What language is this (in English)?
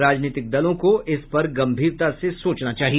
Hindi